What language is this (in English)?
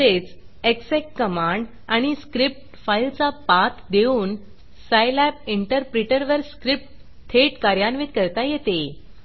Marathi